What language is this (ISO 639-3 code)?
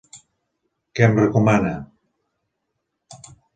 cat